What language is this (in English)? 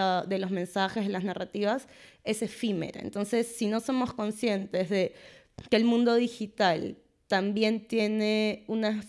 Spanish